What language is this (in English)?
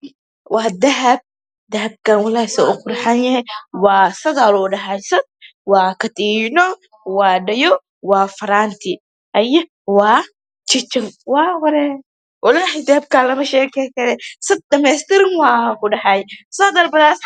Somali